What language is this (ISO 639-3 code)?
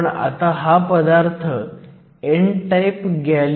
mar